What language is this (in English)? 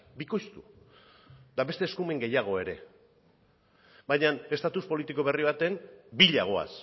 Basque